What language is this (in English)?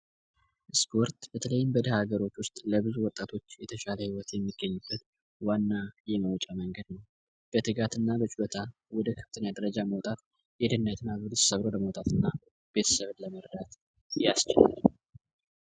Amharic